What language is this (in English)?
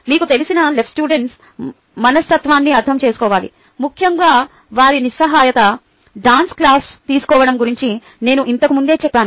Telugu